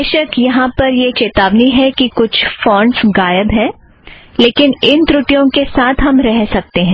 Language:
Hindi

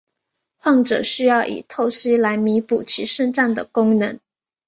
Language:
Chinese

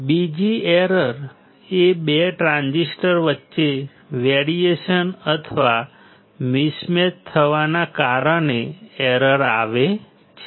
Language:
Gujarati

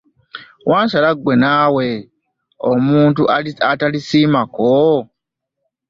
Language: Ganda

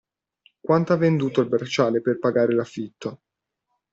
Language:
Italian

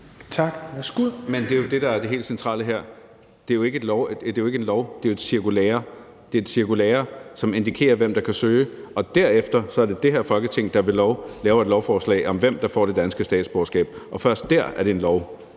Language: Danish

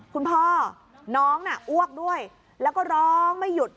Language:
Thai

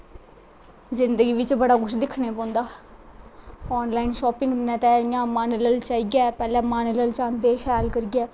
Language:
Dogri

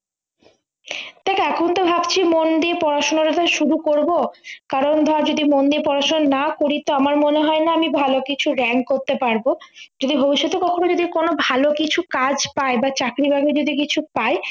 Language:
Bangla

